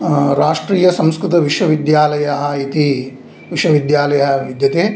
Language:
Sanskrit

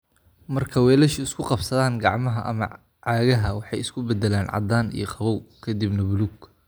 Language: Somali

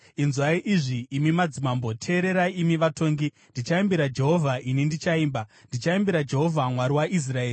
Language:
Shona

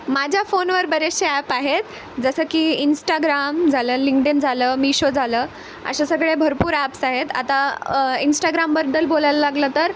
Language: Marathi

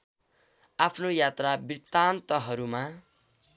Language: Nepali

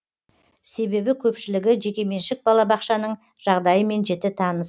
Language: Kazakh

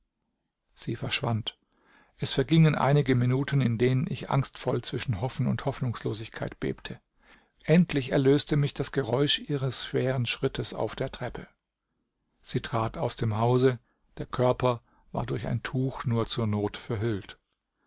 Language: German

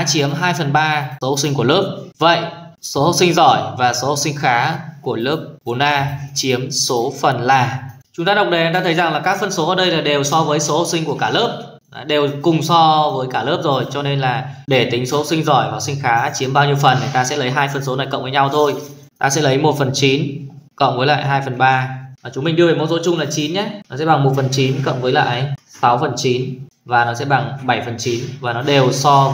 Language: Vietnamese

